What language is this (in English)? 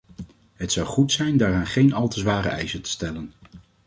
Dutch